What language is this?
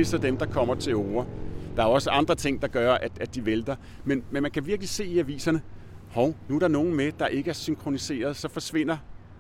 Danish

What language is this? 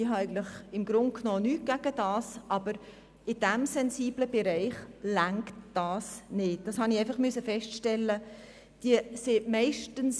Swiss German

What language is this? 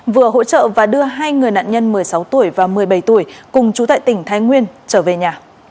Vietnamese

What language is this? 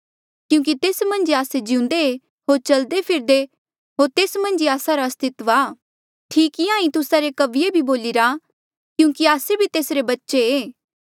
Mandeali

